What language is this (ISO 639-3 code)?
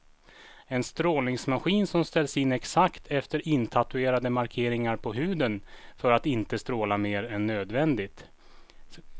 swe